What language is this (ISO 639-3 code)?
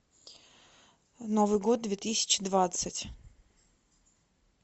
rus